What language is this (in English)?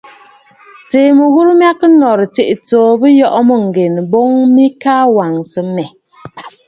Bafut